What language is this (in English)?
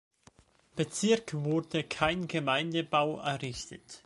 German